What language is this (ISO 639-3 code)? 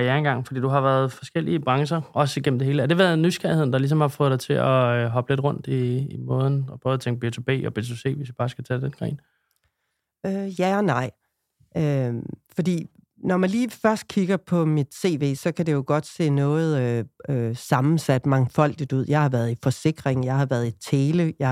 dan